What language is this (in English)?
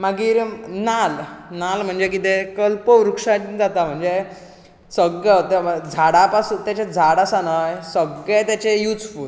Konkani